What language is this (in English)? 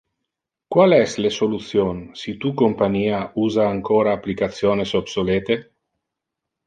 Interlingua